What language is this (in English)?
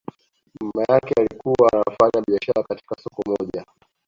Swahili